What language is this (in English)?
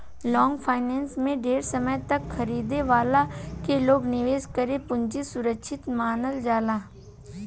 Bhojpuri